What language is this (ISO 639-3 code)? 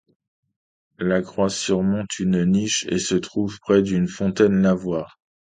fra